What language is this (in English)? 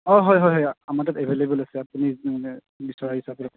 Assamese